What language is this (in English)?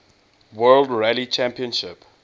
English